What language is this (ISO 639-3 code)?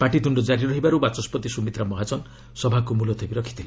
ori